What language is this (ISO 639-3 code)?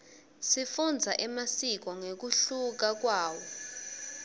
ssw